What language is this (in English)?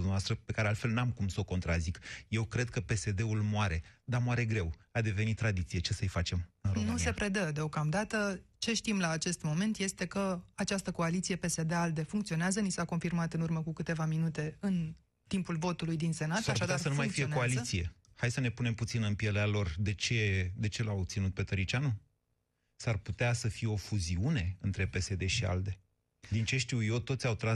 Romanian